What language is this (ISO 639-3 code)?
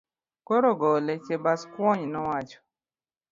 luo